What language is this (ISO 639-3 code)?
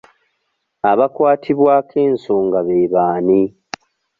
lug